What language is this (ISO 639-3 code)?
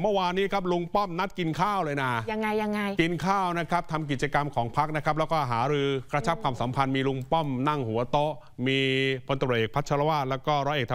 tha